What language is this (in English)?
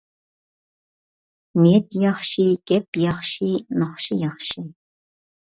Uyghur